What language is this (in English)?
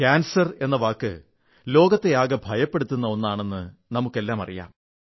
Malayalam